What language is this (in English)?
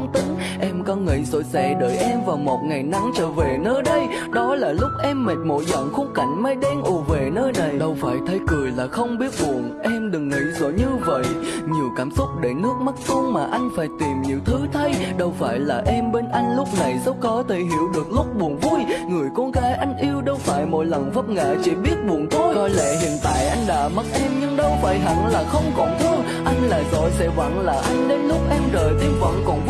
Vietnamese